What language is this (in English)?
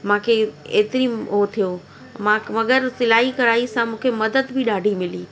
Sindhi